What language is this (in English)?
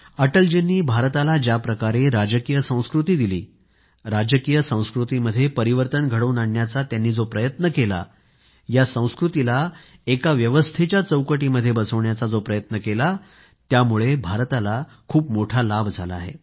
Marathi